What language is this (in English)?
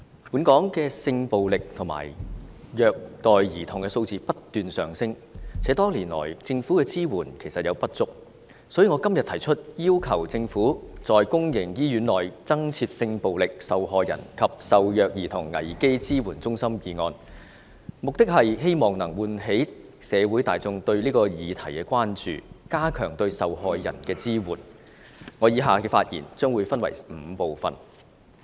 Cantonese